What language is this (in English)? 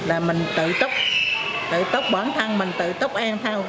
Vietnamese